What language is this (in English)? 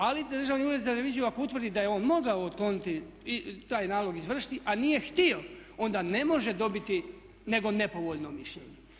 Croatian